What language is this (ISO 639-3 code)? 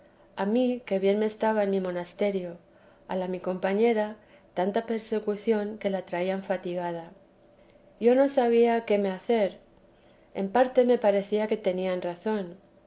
spa